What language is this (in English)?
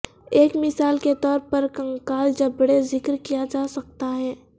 Urdu